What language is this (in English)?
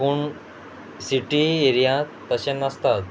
Konkani